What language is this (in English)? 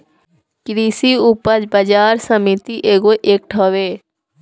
Bhojpuri